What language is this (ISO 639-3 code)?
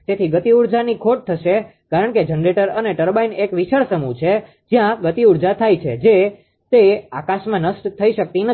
guj